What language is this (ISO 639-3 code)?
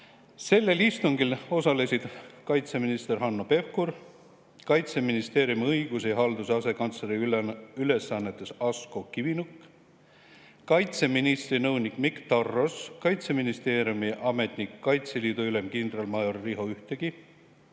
est